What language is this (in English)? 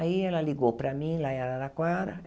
Portuguese